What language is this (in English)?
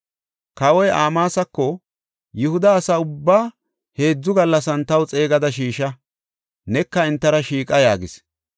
Gofa